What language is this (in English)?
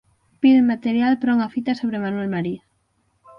Galician